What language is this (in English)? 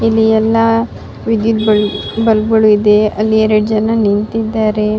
Kannada